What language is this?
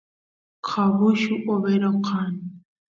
Santiago del Estero Quichua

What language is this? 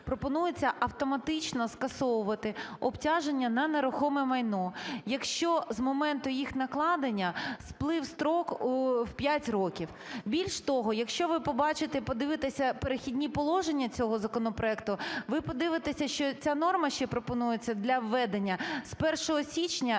Ukrainian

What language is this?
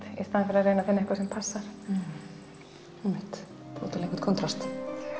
Icelandic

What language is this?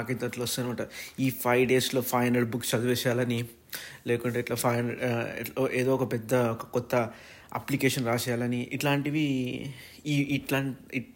Telugu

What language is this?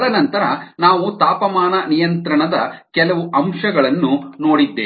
Kannada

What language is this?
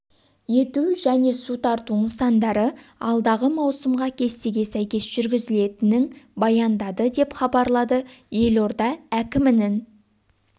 Kazakh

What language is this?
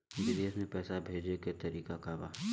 Bhojpuri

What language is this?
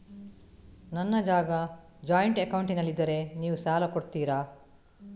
Kannada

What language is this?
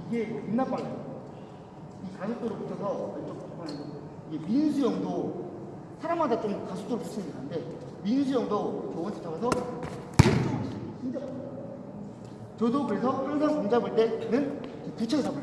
Korean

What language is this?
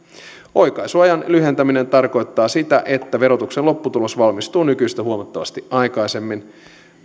Finnish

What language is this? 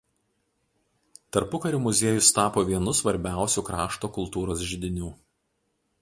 Lithuanian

